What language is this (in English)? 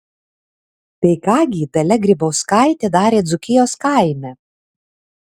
Lithuanian